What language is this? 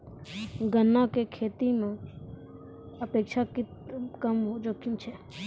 Maithili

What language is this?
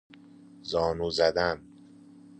Persian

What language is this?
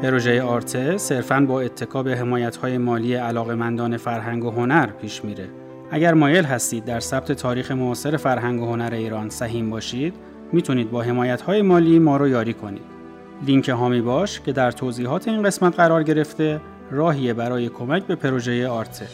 Persian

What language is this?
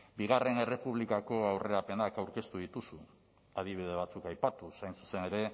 Basque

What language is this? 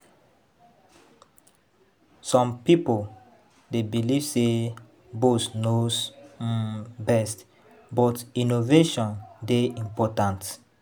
Nigerian Pidgin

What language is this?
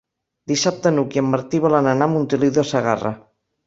Catalan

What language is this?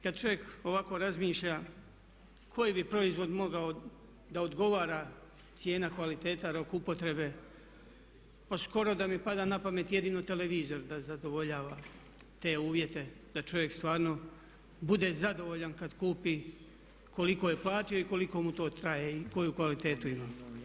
Croatian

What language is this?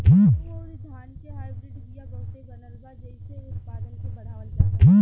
Bhojpuri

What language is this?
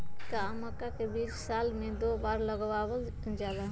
Magahi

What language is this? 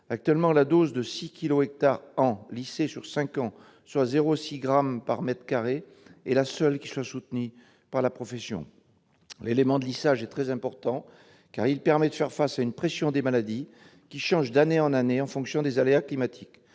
French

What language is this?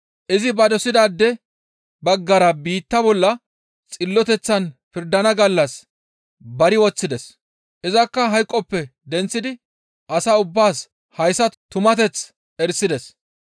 Gamo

